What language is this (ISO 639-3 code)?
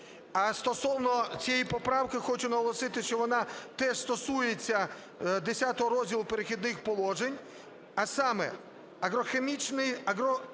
ukr